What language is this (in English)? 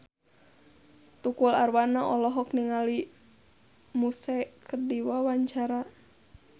Sundanese